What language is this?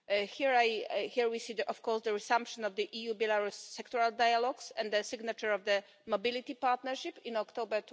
English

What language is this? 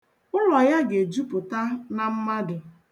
Igbo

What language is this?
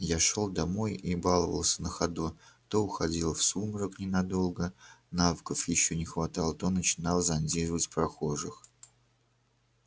Russian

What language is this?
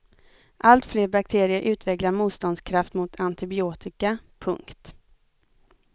Swedish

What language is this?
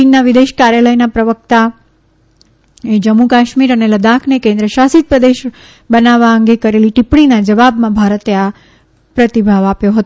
Gujarati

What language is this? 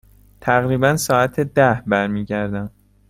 Persian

